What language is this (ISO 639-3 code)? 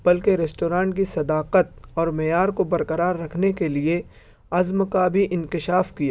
urd